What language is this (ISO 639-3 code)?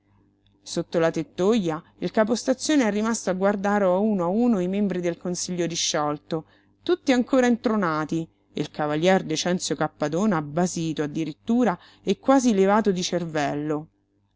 ita